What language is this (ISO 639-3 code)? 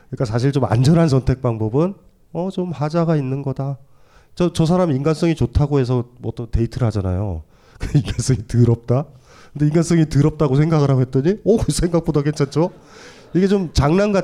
kor